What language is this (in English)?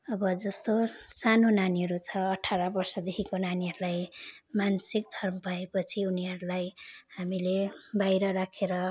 Nepali